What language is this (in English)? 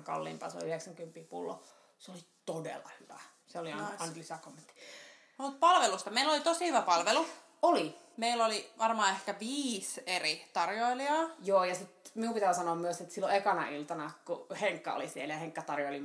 Finnish